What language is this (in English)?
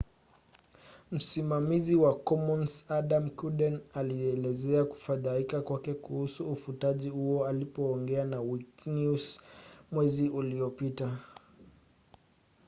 Swahili